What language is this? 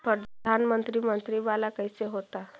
Magahi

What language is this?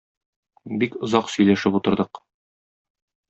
Tatar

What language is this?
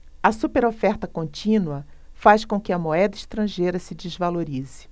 Portuguese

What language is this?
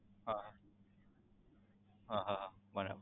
Gujarati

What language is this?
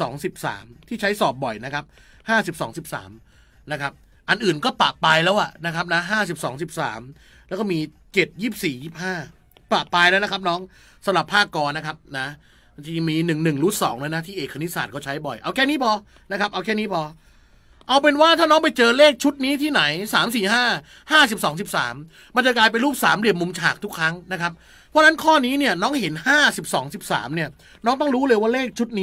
Thai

